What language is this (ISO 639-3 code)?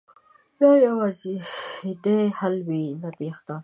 pus